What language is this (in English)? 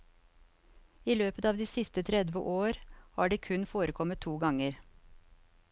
Norwegian